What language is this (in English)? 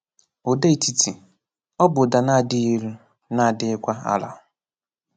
Igbo